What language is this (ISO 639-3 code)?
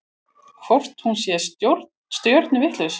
isl